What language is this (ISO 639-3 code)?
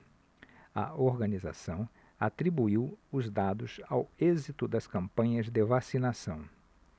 por